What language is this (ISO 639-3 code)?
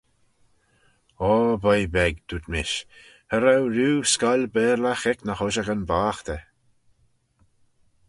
glv